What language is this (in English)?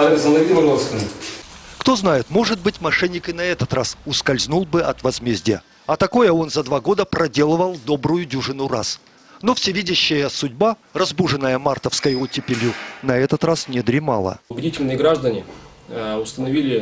Russian